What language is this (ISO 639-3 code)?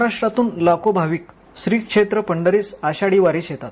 mar